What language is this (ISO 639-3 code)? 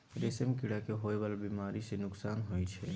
mai